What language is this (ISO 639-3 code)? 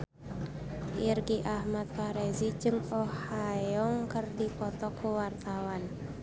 sun